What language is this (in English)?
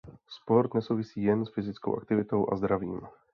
Czech